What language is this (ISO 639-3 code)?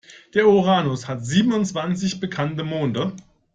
deu